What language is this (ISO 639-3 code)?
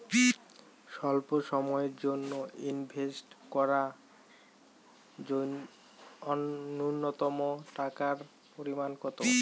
ben